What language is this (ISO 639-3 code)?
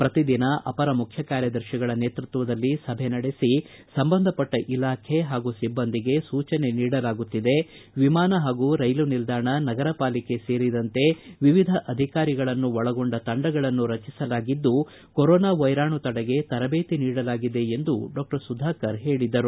kan